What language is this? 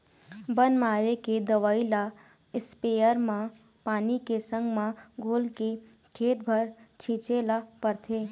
Chhattisgarhi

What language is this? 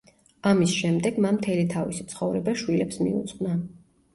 Georgian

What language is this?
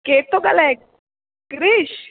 Sindhi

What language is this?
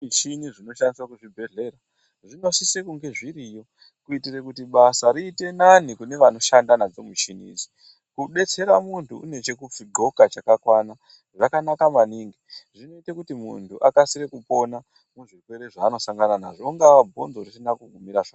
Ndau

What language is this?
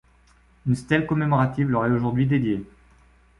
French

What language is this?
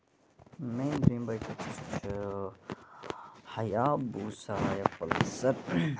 Kashmiri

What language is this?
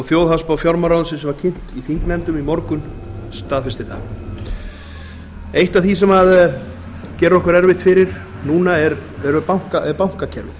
Icelandic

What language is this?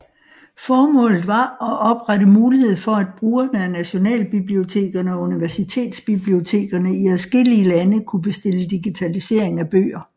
Danish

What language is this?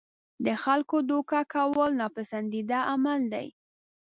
Pashto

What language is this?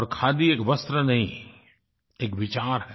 Hindi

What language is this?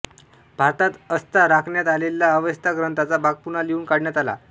Marathi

